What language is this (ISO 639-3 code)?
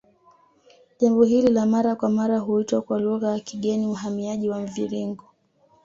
swa